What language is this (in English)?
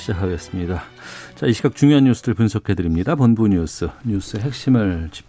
Korean